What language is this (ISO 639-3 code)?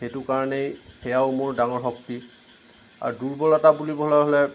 asm